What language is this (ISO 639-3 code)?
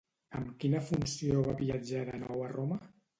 cat